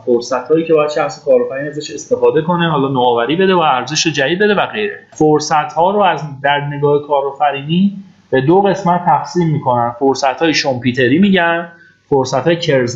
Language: Persian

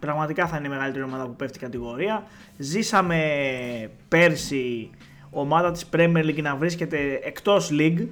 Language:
Greek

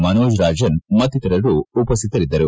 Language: Kannada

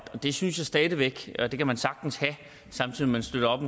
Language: Danish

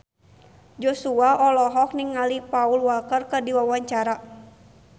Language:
Sundanese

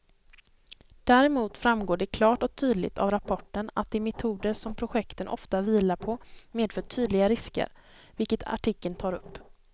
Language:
Swedish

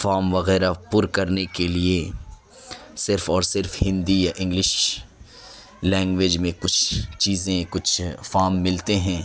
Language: Urdu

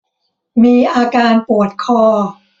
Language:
Thai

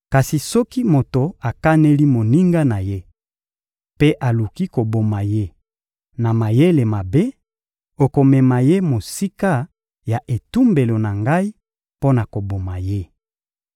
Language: Lingala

